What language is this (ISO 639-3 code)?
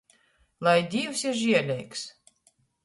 ltg